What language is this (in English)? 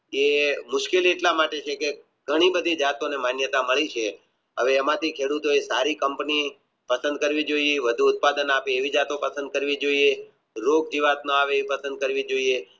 Gujarati